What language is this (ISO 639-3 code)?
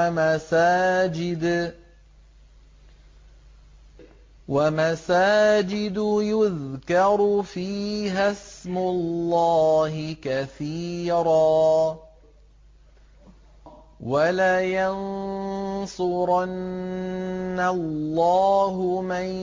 ara